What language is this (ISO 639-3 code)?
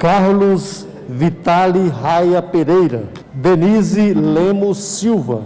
por